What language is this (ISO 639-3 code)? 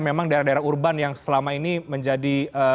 ind